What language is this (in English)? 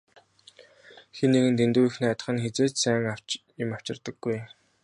Mongolian